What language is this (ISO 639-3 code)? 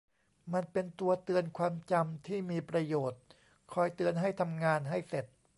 tha